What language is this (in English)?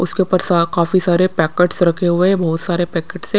Hindi